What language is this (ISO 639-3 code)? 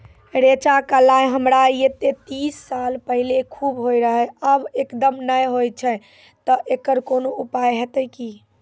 mai